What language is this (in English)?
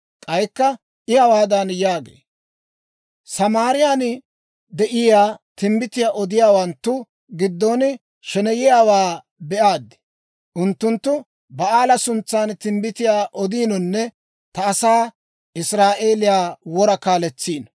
Dawro